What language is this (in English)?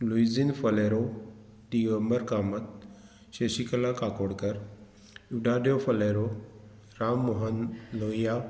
Konkani